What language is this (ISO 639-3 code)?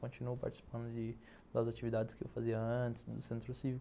por